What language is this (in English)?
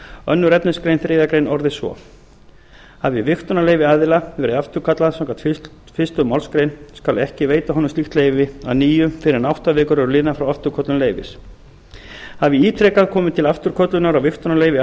Icelandic